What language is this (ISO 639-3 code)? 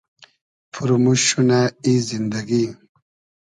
haz